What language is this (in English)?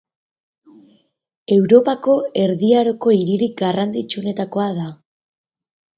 Basque